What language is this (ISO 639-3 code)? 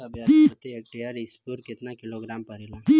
bho